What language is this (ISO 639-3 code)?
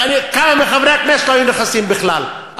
heb